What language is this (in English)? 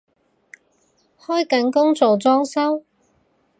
Cantonese